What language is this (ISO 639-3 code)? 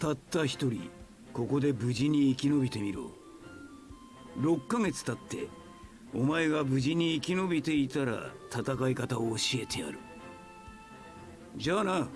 jpn